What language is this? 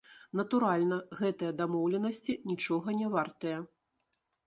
Belarusian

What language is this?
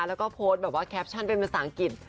Thai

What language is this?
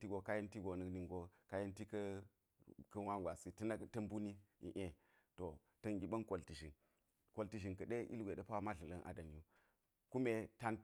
Geji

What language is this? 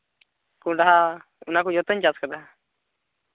Santali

